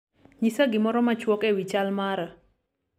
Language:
Luo (Kenya and Tanzania)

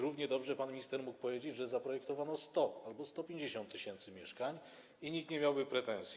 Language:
Polish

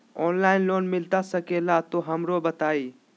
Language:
Magahi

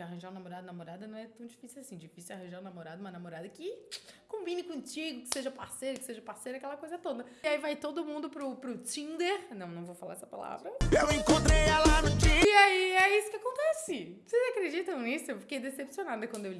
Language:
Portuguese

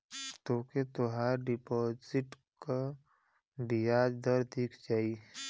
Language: Bhojpuri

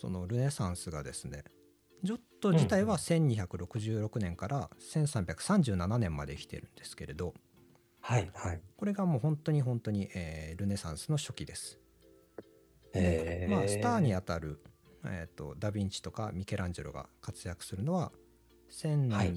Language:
Japanese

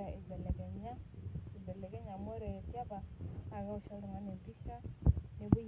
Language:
Masai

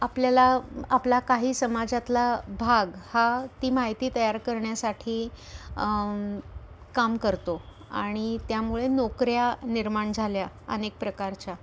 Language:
Marathi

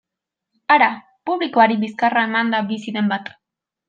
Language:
Basque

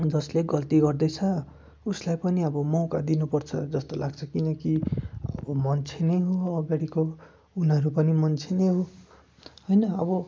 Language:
Nepali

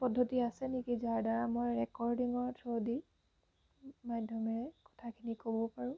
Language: Assamese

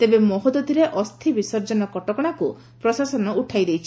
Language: Odia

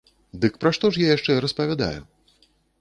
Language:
Belarusian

